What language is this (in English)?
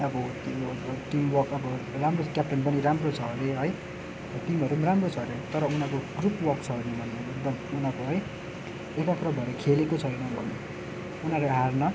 Nepali